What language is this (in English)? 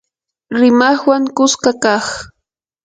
Yanahuanca Pasco Quechua